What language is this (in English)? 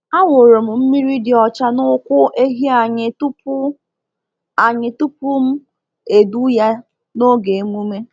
Igbo